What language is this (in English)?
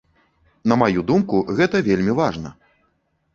Belarusian